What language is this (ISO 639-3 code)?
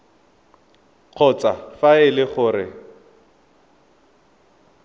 tsn